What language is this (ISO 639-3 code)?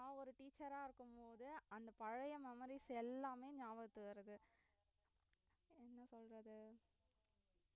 tam